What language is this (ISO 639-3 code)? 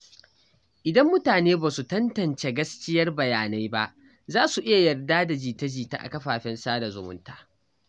hau